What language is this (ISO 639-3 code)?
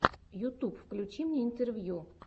rus